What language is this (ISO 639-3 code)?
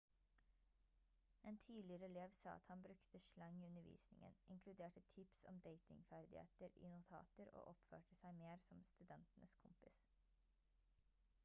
nob